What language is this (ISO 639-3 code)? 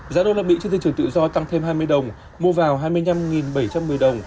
vie